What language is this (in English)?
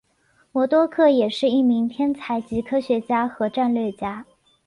Chinese